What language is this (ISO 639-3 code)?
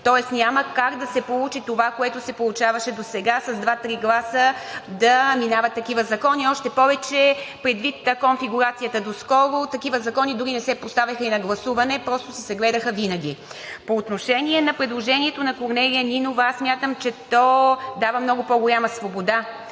bul